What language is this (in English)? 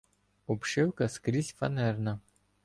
Ukrainian